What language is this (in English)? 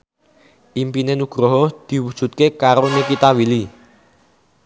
Javanese